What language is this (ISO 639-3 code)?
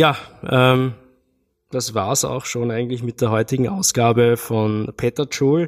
deu